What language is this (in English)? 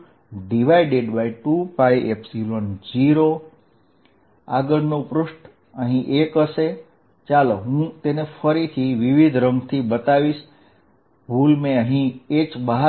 Gujarati